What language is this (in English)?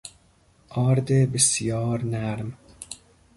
Persian